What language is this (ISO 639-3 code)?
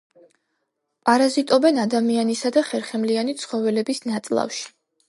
kat